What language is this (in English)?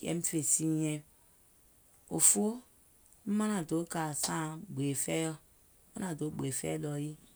Gola